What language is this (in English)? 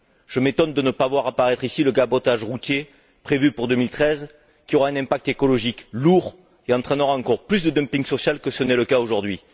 French